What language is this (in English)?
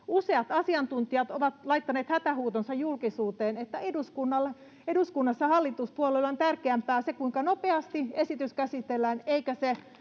Finnish